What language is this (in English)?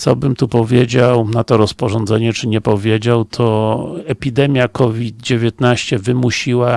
Polish